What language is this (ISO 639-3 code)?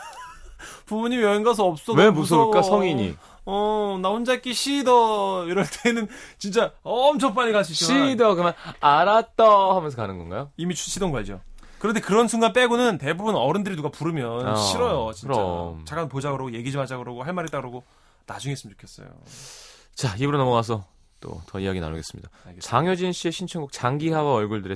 kor